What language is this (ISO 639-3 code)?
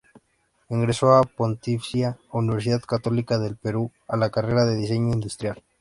spa